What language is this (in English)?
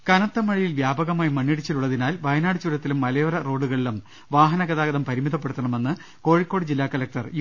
Malayalam